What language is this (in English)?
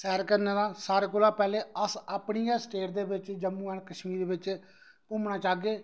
Dogri